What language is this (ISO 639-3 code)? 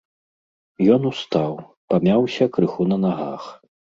bel